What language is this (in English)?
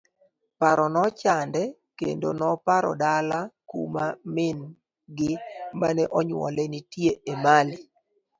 Luo (Kenya and Tanzania)